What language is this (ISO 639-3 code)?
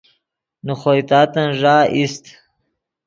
ydg